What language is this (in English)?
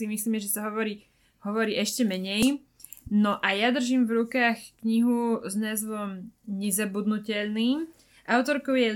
Slovak